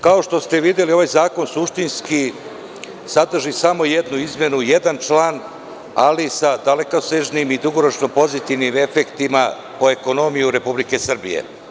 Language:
Serbian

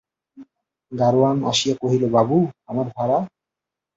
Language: Bangla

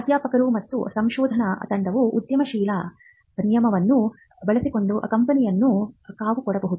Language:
Kannada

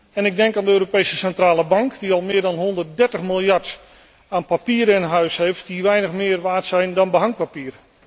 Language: Dutch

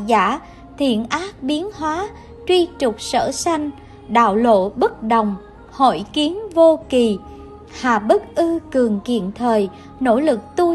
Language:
Vietnamese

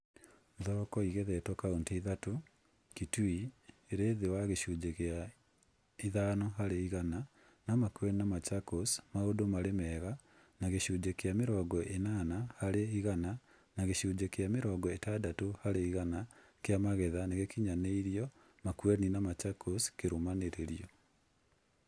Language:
Kikuyu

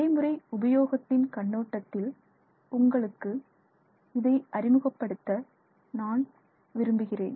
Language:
Tamil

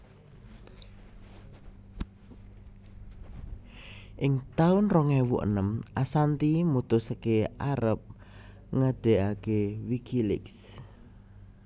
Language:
Javanese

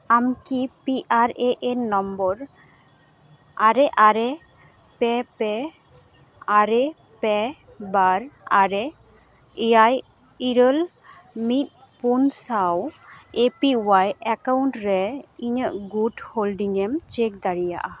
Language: Santali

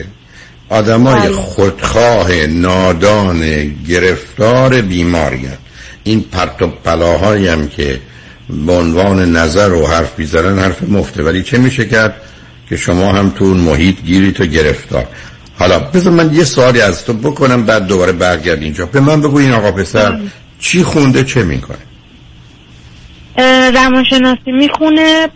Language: Persian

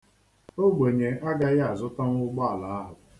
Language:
Igbo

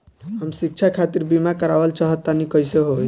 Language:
Bhojpuri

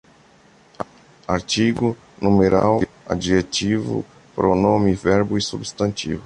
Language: Portuguese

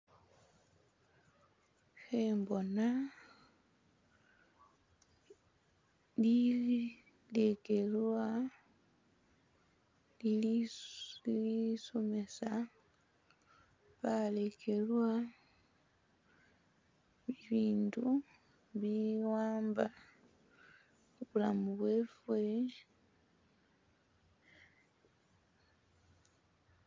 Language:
Masaaba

